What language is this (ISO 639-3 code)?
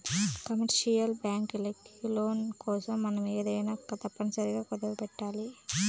tel